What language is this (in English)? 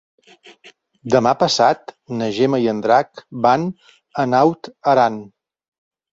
Catalan